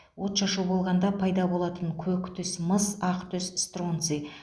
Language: Kazakh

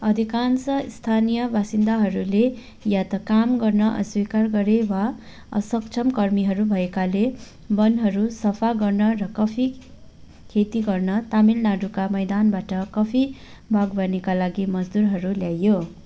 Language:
Nepali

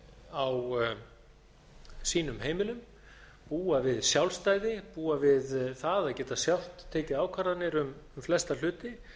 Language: Icelandic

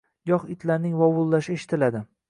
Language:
Uzbek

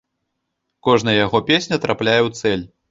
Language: Belarusian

